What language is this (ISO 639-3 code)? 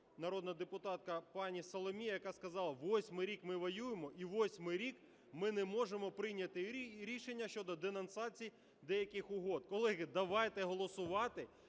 ukr